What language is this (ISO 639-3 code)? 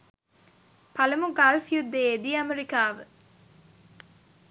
sin